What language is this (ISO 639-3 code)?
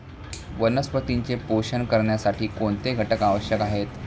mar